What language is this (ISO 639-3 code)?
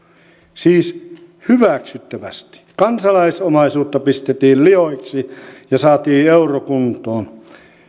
fin